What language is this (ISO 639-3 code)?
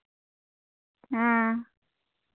sat